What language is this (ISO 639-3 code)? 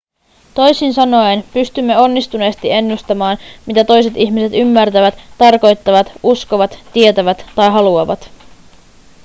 fin